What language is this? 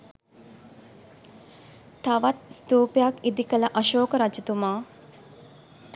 Sinhala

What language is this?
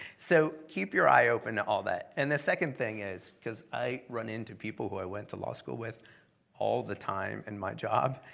English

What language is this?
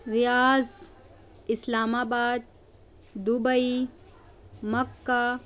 Urdu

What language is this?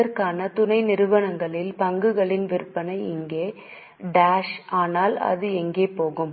Tamil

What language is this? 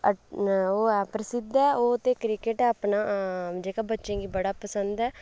Dogri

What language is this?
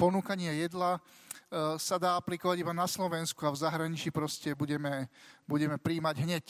Slovak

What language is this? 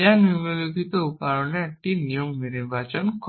Bangla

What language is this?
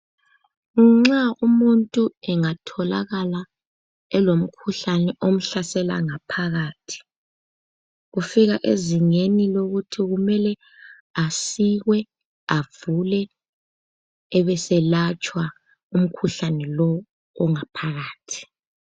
North Ndebele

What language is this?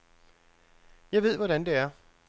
Danish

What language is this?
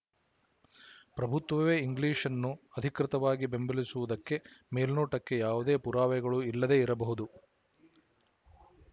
Kannada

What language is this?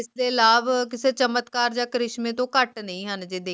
Punjabi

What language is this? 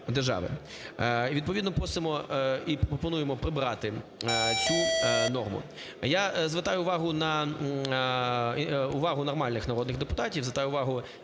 Ukrainian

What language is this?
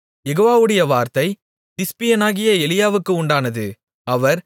Tamil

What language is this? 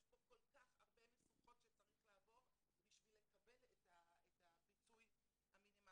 Hebrew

